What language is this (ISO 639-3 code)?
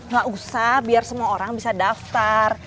ind